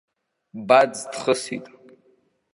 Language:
Abkhazian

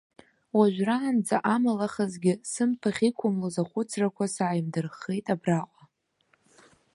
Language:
Abkhazian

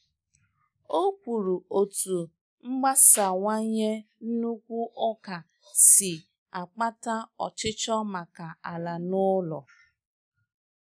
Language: Igbo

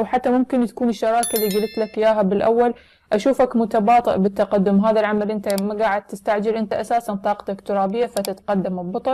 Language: Arabic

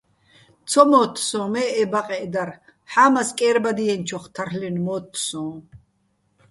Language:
Bats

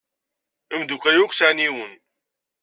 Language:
Kabyle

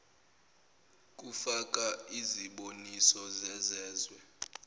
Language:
Zulu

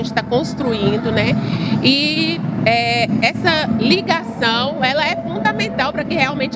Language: Portuguese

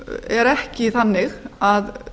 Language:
Icelandic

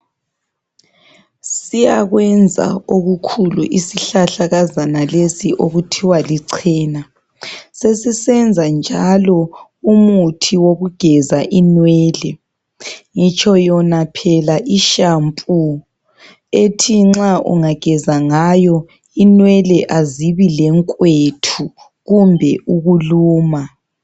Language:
North Ndebele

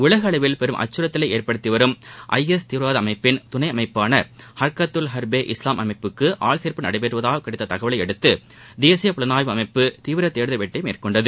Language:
Tamil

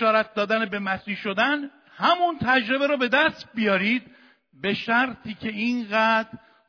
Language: Persian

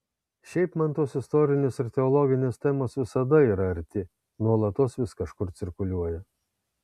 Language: Lithuanian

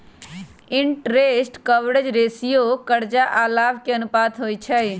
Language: Magahi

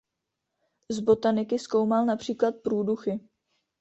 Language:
Czech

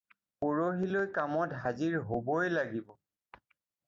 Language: Assamese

